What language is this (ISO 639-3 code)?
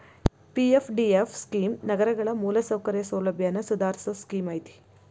kan